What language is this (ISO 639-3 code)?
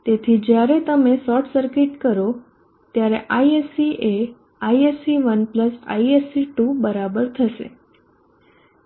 guj